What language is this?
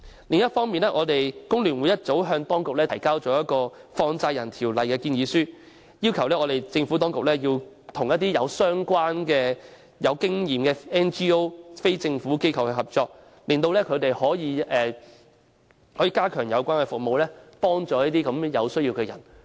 Cantonese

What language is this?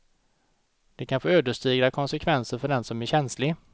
Swedish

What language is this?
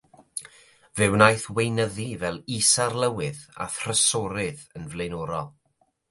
Welsh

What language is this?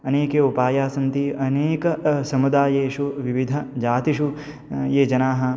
Sanskrit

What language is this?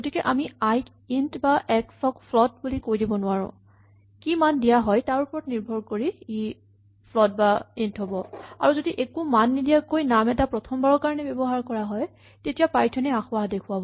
Assamese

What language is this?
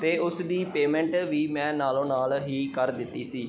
Punjabi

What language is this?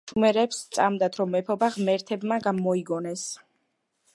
Georgian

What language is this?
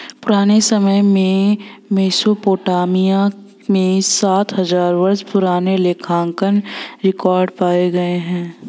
Hindi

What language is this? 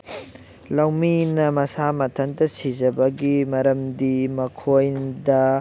Manipuri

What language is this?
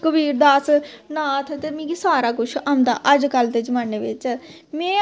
Dogri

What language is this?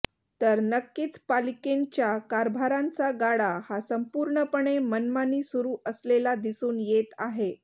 Marathi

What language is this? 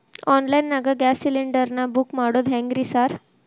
Kannada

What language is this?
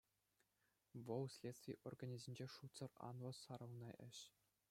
Chuvash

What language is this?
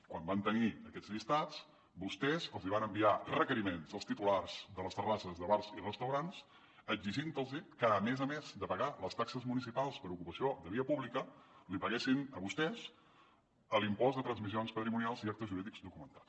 Catalan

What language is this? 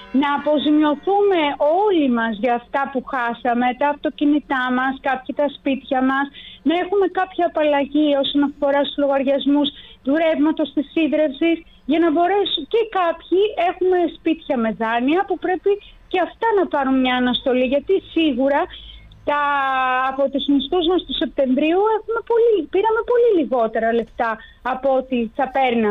Greek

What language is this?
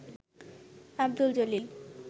Bangla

